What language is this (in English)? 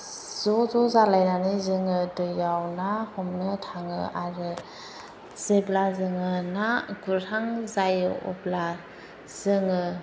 Bodo